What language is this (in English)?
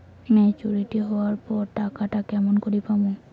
Bangla